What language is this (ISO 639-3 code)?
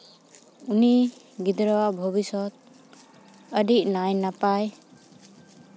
sat